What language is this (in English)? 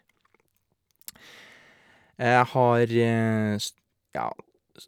Norwegian